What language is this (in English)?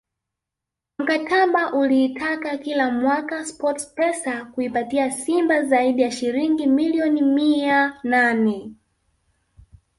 Swahili